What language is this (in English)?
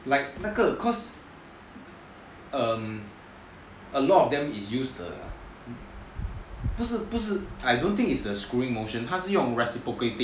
English